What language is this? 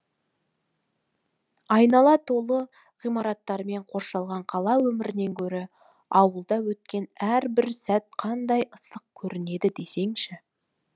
Kazakh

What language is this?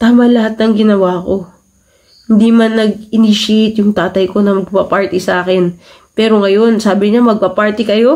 Filipino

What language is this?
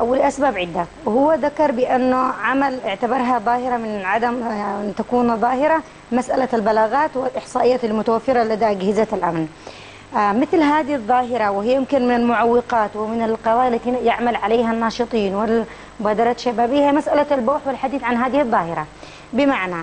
Arabic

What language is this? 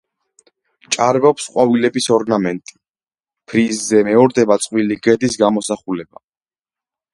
Georgian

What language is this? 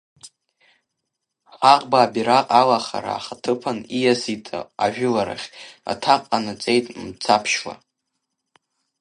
Abkhazian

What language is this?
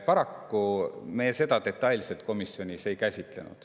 Estonian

